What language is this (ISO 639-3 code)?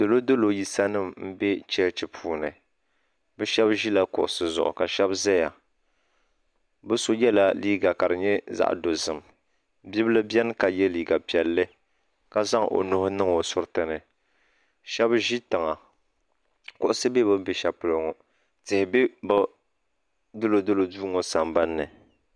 dag